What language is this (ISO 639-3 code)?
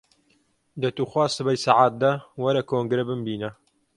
ckb